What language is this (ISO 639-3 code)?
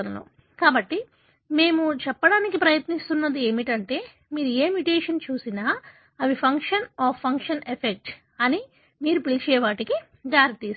tel